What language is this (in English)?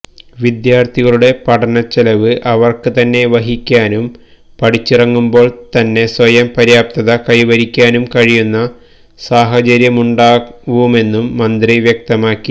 Malayalam